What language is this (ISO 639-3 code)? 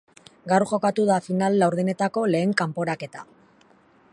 eus